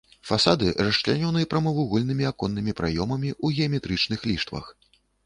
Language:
Belarusian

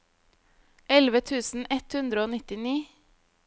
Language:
Norwegian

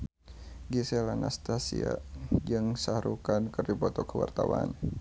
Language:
Sundanese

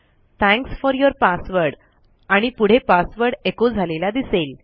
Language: Marathi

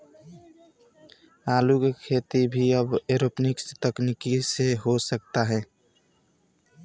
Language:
Bhojpuri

